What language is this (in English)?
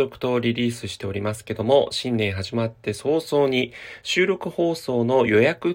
Japanese